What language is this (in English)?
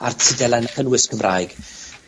Welsh